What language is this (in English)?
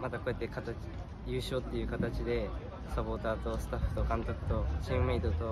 Japanese